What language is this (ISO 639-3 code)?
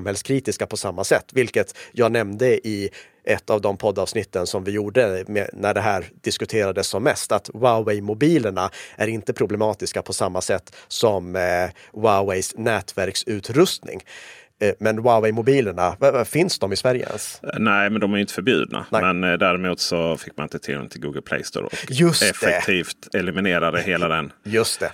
swe